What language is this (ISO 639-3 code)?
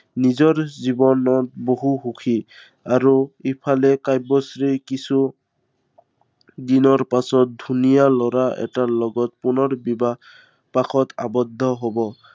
asm